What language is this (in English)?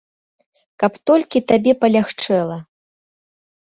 Belarusian